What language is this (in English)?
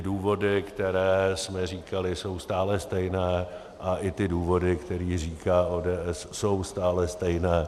Czech